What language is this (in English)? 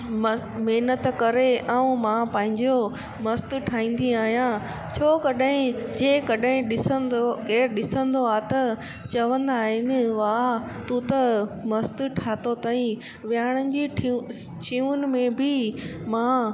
Sindhi